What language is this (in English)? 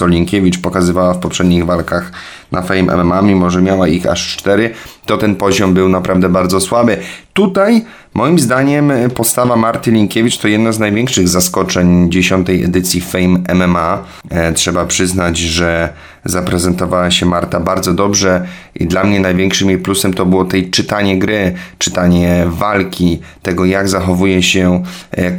Polish